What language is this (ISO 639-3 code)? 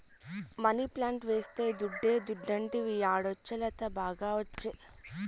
tel